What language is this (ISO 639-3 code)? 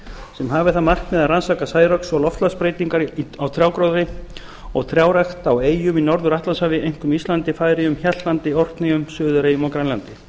isl